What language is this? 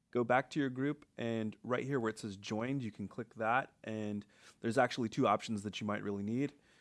English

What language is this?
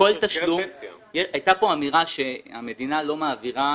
Hebrew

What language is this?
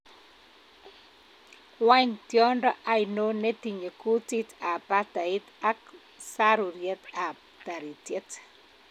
Kalenjin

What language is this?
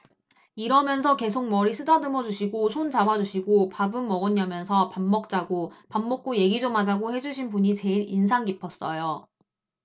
Korean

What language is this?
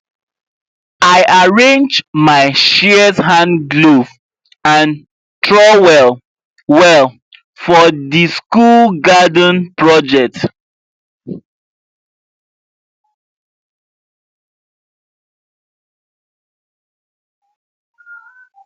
Nigerian Pidgin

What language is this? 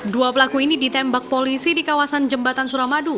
Indonesian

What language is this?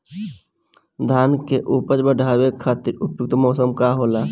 Bhojpuri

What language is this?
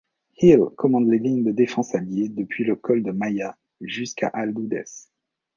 French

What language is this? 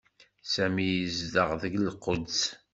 Kabyle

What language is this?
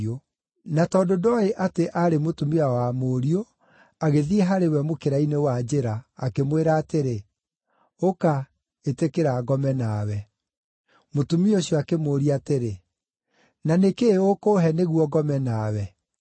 Kikuyu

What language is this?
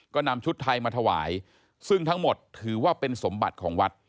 Thai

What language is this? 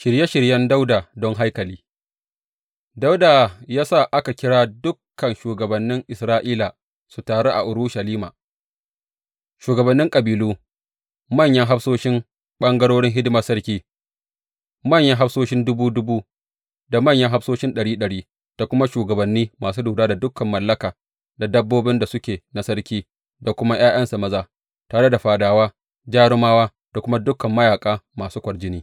Hausa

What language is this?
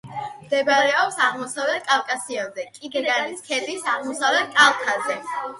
Georgian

